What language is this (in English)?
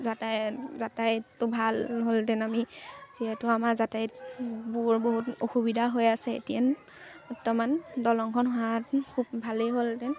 Assamese